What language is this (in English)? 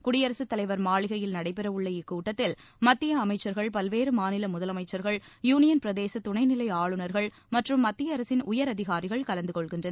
Tamil